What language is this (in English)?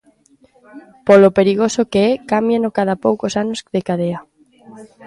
Galician